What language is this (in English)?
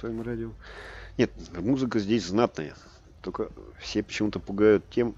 Russian